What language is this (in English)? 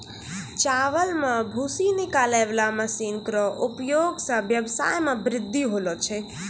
Maithili